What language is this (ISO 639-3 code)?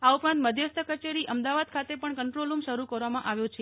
guj